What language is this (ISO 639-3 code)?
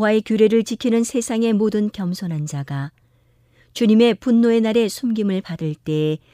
kor